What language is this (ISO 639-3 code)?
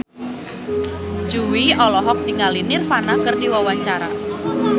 sun